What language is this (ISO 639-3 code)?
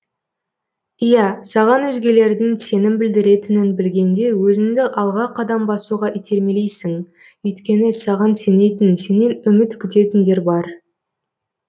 kaz